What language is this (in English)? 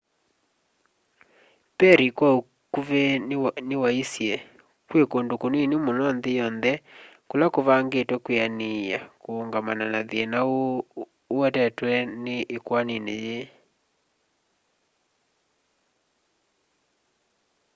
Kamba